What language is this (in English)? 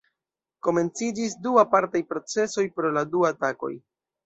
Esperanto